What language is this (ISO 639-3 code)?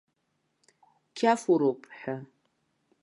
abk